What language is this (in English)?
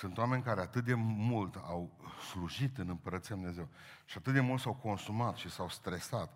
Romanian